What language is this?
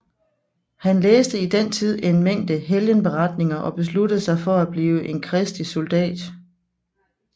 Danish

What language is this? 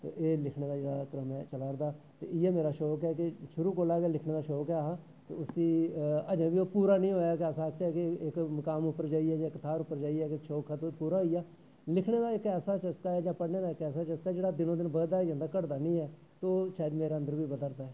Dogri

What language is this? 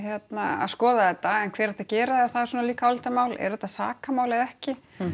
Icelandic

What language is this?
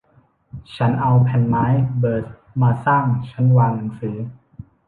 Thai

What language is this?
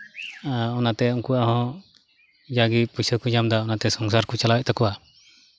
Santali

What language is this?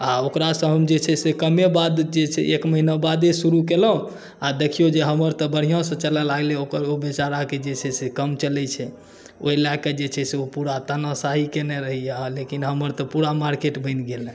Maithili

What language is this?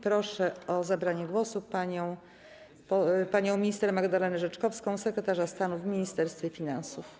Polish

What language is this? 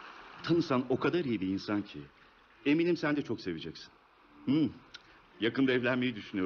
Turkish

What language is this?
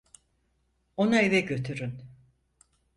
Turkish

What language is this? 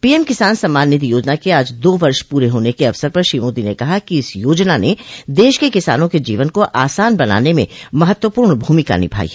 Hindi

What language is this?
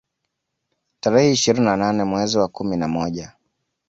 Swahili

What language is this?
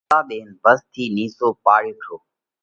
Parkari Koli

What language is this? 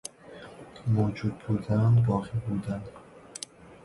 Persian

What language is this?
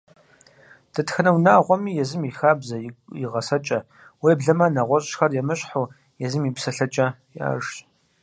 Kabardian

